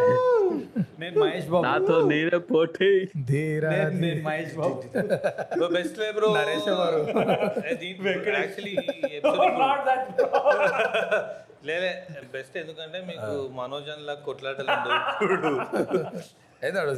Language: Telugu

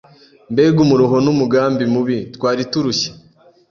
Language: Kinyarwanda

